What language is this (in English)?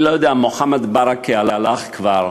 Hebrew